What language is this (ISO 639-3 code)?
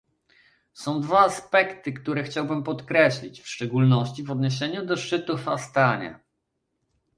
pol